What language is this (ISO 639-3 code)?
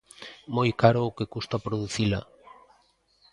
glg